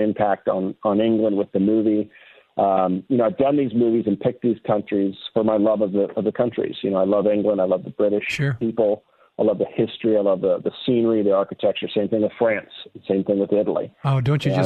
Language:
English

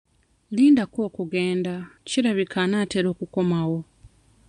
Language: Ganda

